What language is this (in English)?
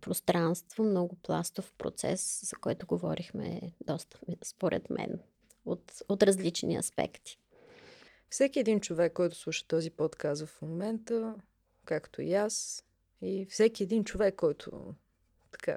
Bulgarian